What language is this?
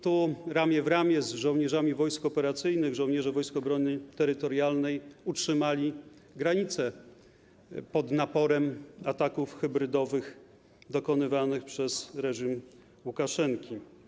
Polish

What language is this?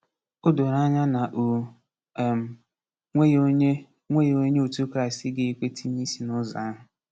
Igbo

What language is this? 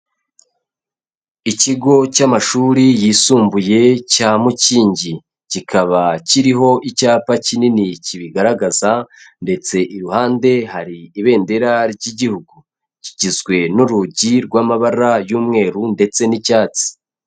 Kinyarwanda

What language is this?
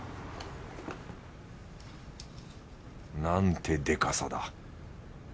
Japanese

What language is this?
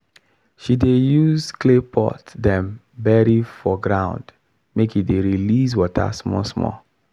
Nigerian Pidgin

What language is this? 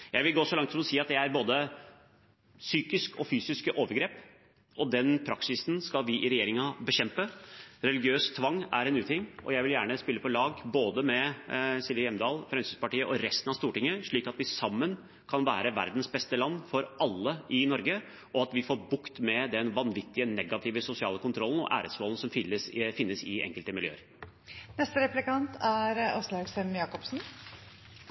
Norwegian Bokmål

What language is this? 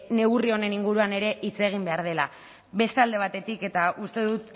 Basque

